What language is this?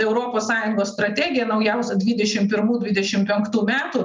Lithuanian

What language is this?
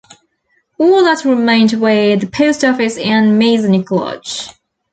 English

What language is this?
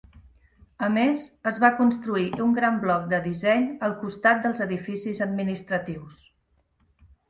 Catalan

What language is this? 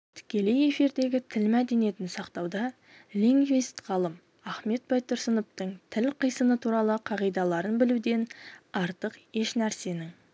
Kazakh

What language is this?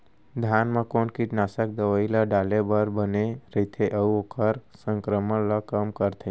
Chhattisgarhi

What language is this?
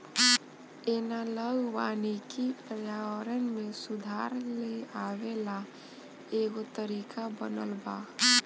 Bhojpuri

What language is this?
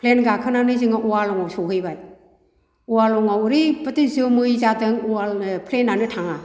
Bodo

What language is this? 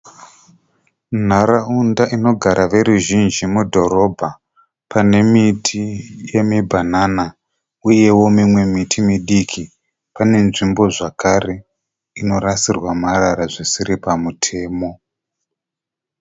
Shona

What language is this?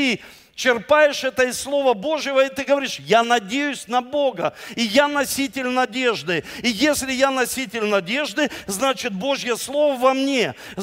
Russian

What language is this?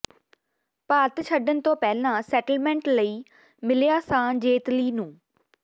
Punjabi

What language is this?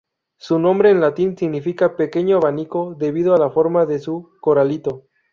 Spanish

